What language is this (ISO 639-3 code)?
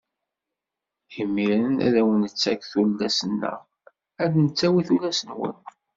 kab